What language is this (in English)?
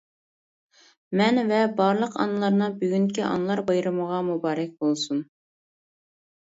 Uyghur